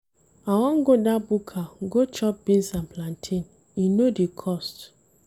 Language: Nigerian Pidgin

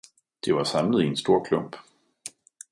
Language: Danish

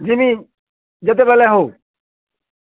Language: Odia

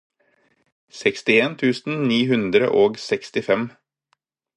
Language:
Norwegian Bokmål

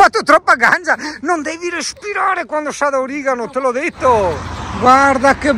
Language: Italian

